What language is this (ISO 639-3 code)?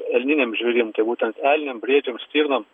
lit